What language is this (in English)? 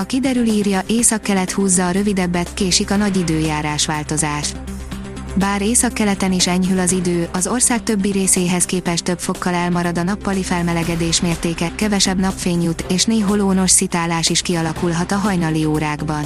Hungarian